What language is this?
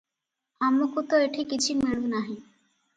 Odia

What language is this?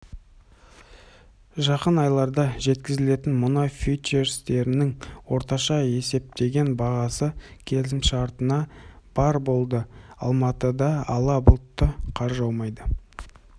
Kazakh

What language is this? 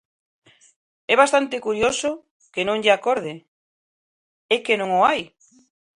Galician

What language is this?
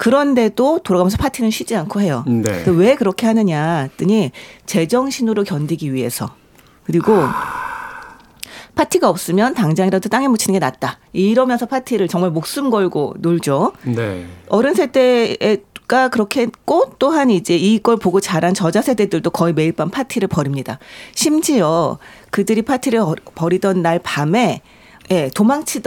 Korean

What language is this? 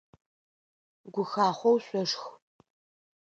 Adyghe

